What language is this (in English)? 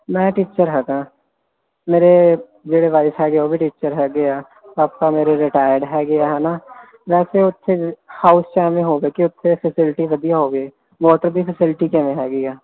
Punjabi